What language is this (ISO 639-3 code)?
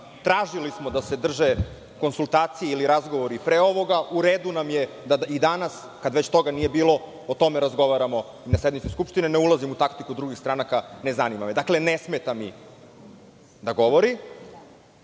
srp